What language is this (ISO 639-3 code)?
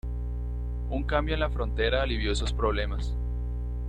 spa